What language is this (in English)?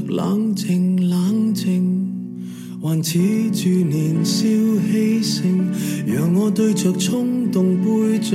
Chinese